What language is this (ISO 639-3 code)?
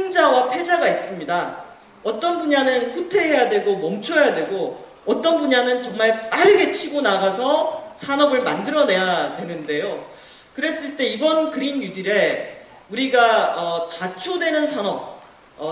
kor